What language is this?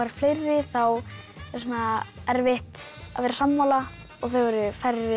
Icelandic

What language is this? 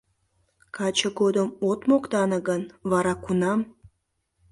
Mari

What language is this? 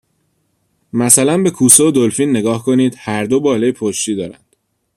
Persian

